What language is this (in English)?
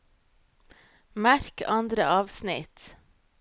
Norwegian